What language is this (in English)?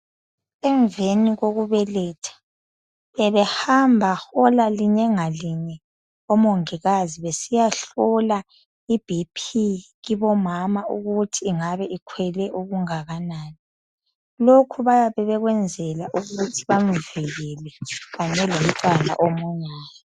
North Ndebele